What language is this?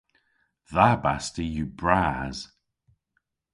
Cornish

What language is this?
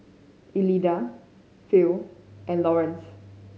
English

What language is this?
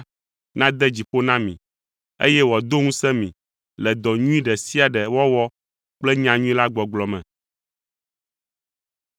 Ewe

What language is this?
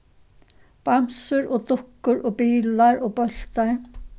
Faroese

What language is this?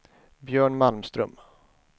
Swedish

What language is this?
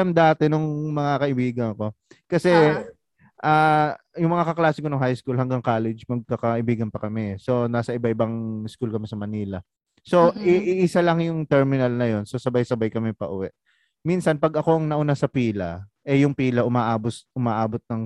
Filipino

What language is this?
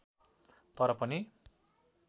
Nepali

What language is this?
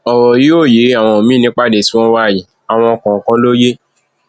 Yoruba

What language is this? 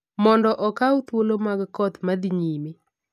Luo (Kenya and Tanzania)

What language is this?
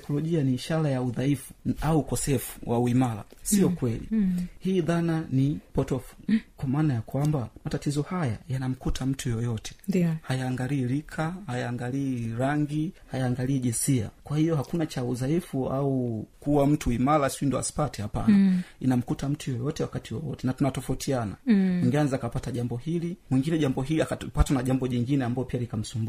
Swahili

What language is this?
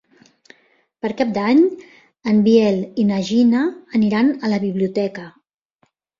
Catalan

